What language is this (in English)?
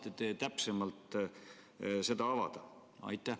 Estonian